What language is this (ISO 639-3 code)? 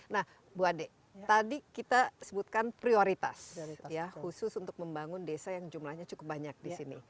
ind